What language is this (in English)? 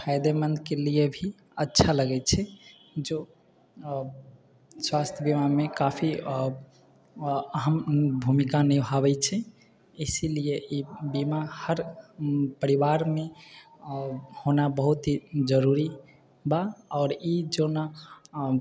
Maithili